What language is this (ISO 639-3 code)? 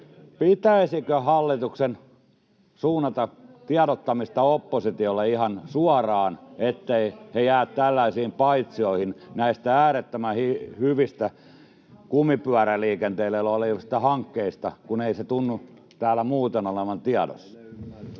fin